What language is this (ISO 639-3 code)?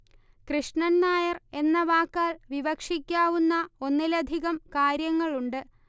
mal